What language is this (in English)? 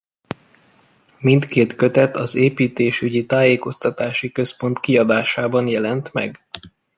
Hungarian